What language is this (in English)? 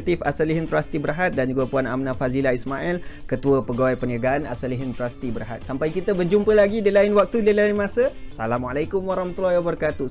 Malay